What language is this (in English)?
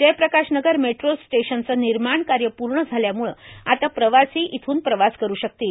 Marathi